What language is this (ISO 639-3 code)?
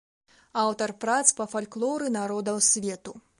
bel